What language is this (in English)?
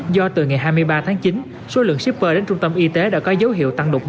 Vietnamese